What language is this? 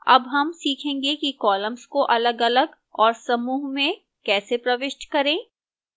Hindi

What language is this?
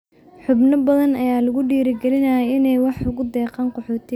Somali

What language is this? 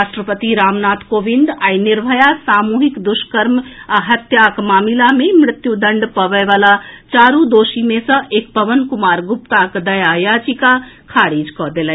Maithili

